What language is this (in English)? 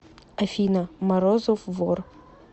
Russian